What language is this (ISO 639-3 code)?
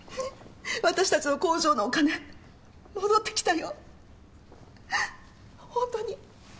jpn